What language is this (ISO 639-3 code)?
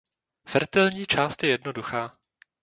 ces